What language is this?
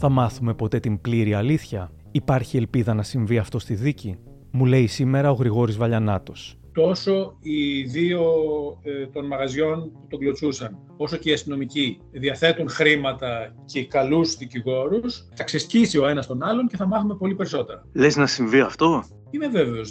Greek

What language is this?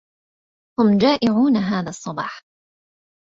Arabic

